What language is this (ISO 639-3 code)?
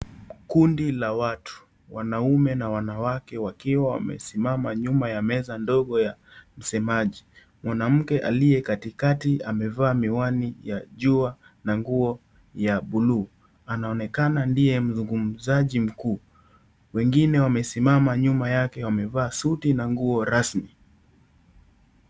swa